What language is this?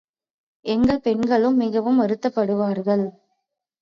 Tamil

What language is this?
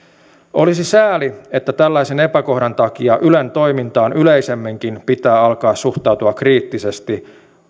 Finnish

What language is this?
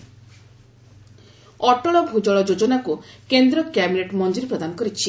Odia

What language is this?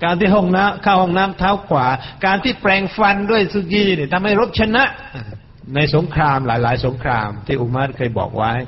Thai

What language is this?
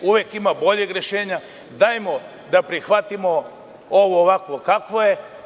Serbian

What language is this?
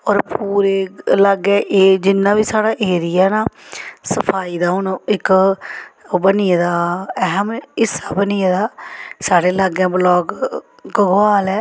Dogri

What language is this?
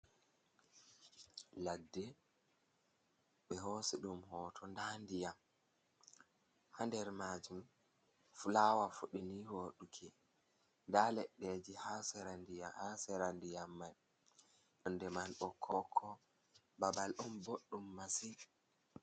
Fula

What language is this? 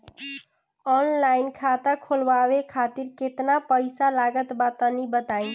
Bhojpuri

